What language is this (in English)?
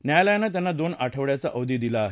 Marathi